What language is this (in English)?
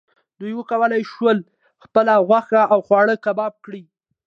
Pashto